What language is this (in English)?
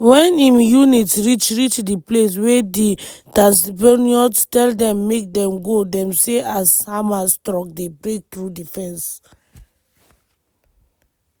Nigerian Pidgin